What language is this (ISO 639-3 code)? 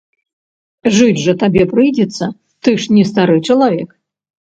bel